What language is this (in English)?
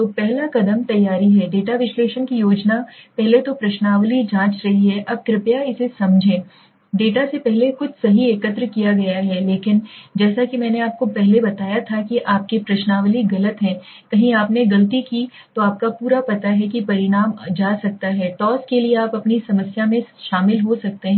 Hindi